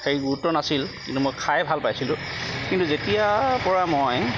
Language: Assamese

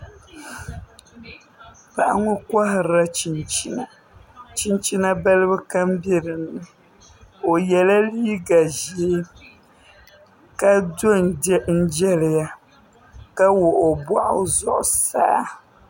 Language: Dagbani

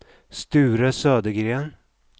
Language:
Swedish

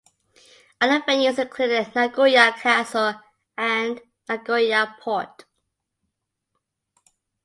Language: English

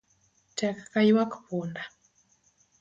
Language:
Luo (Kenya and Tanzania)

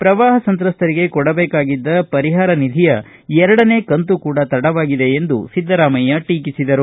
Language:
Kannada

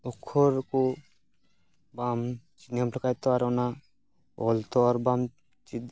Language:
Santali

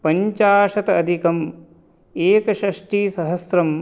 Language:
Sanskrit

